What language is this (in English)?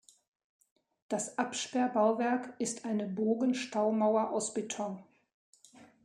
German